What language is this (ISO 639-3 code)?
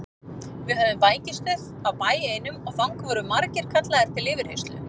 isl